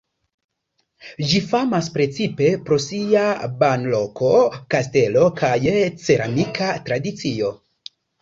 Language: Esperanto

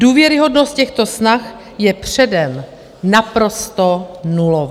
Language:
Czech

